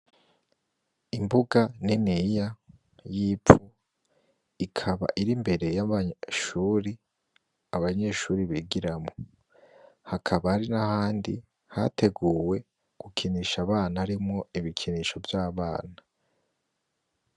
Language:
Rundi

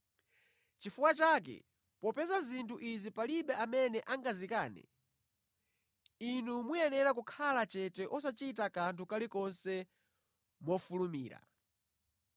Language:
Nyanja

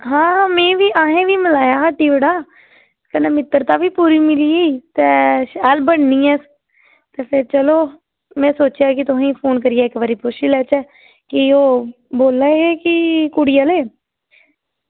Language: Dogri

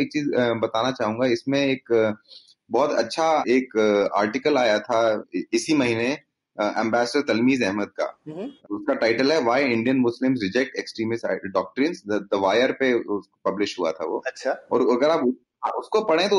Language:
Hindi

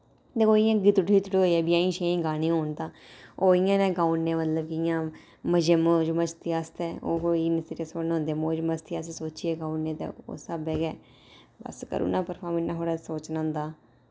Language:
Dogri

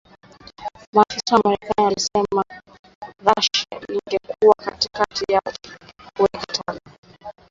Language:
Swahili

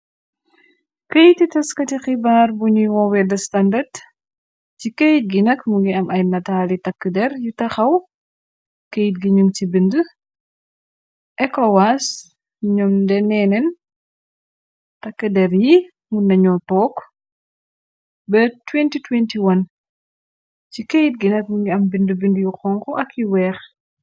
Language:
Wolof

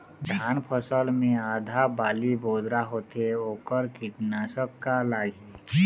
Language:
Chhattisgarhi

